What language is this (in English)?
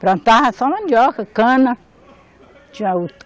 Portuguese